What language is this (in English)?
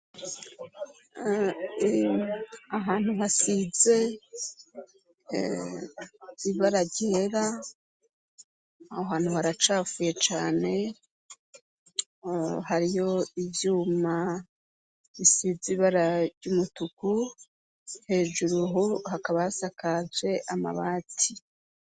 Rundi